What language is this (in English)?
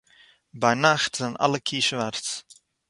Yiddish